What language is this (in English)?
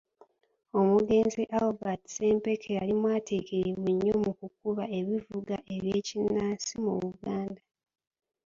Ganda